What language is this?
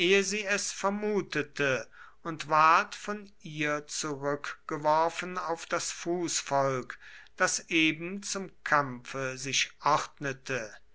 German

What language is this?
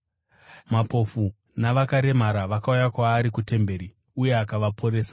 Shona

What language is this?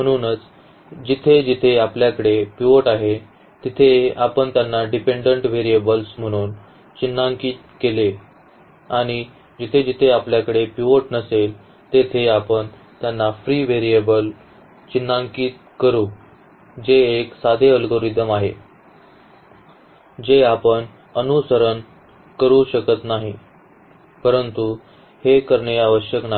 Marathi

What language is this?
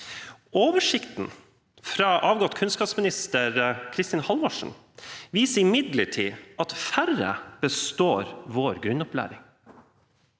Norwegian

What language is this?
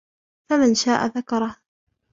Arabic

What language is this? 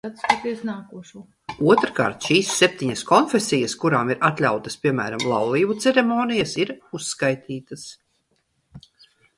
Latvian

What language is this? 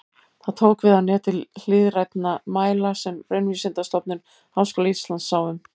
Icelandic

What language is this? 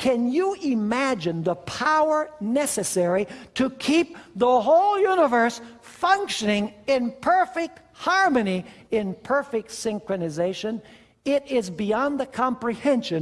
English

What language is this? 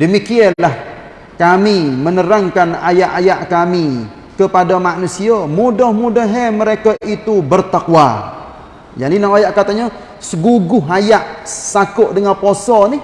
Malay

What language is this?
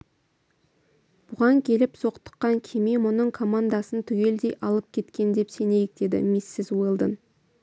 Kazakh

